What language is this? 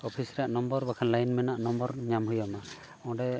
Santali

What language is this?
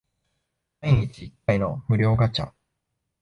Japanese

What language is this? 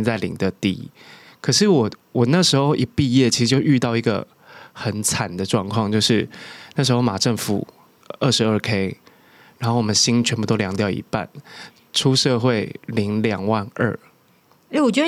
Chinese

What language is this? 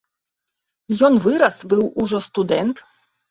Belarusian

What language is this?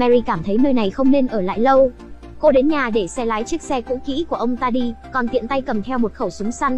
Vietnamese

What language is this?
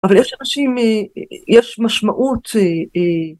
Hebrew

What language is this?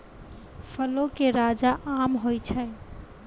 Maithili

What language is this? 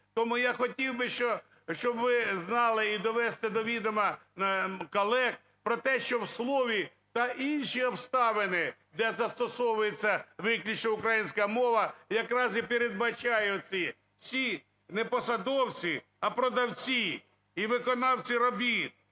Ukrainian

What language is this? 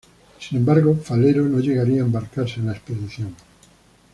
Spanish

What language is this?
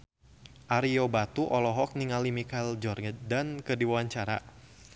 Sundanese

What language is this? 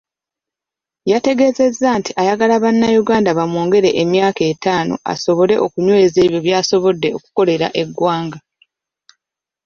Ganda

